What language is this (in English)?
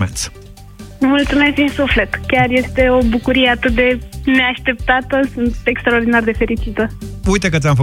Romanian